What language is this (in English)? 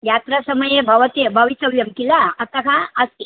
Sanskrit